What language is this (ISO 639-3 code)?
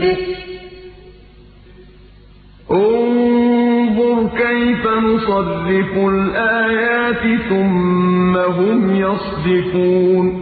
ara